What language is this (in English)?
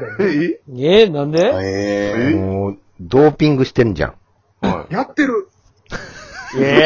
Japanese